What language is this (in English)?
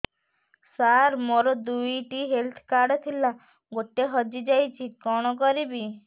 Odia